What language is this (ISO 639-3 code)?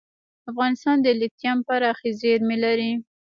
pus